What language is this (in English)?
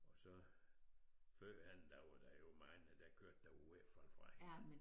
Danish